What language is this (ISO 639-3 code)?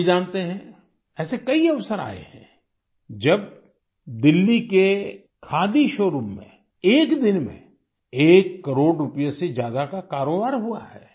hin